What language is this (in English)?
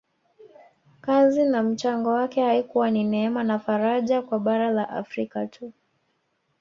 Swahili